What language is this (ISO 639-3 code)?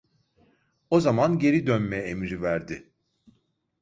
tur